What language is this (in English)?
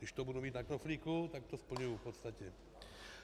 Czech